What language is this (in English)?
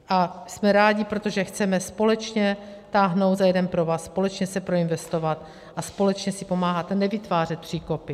Czech